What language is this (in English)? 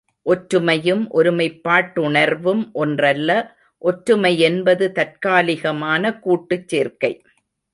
Tamil